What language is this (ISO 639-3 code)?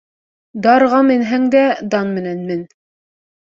bak